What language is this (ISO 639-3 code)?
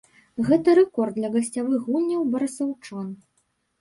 bel